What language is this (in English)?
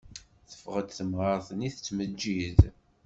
Kabyle